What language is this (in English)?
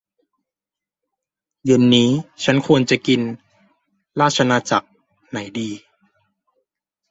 Thai